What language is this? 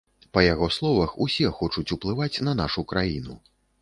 Belarusian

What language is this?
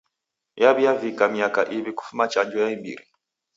Taita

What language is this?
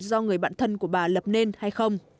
Vietnamese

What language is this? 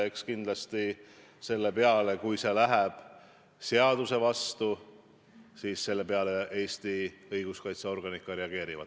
Estonian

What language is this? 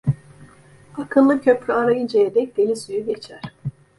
Turkish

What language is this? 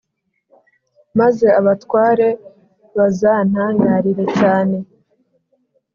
Kinyarwanda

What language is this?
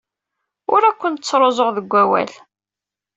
Kabyle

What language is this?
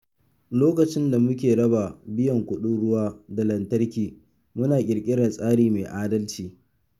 Hausa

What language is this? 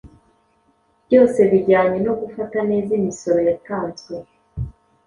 Kinyarwanda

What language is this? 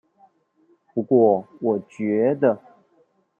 Chinese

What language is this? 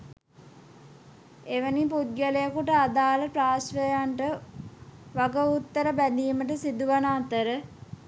Sinhala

